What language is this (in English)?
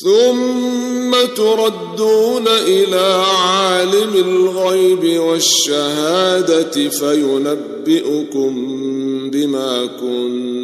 Arabic